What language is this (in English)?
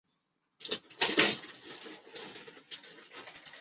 Chinese